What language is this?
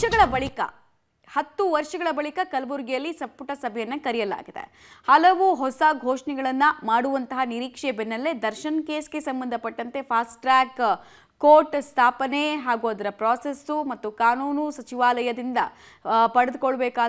Kannada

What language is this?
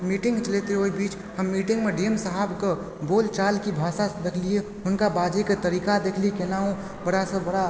Maithili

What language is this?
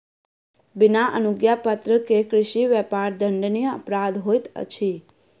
Maithili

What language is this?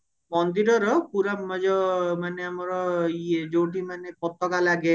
Odia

